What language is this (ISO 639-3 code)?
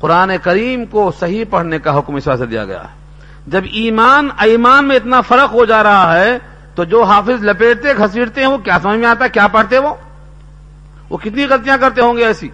urd